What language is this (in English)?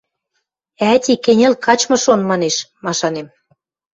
Western Mari